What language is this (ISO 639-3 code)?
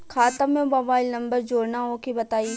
bho